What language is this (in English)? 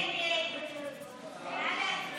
Hebrew